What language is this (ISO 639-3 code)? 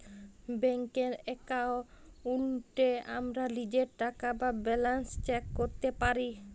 ben